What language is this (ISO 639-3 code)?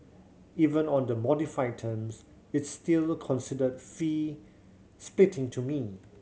eng